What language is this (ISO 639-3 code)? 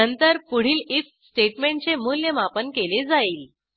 mar